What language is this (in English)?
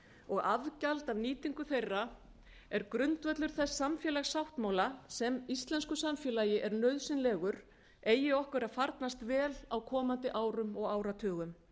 Icelandic